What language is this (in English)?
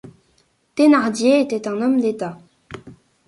French